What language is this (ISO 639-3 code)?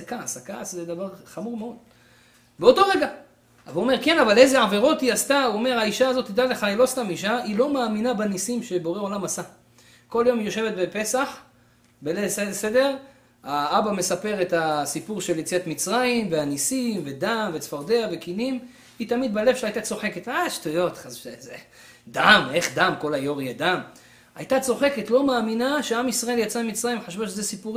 heb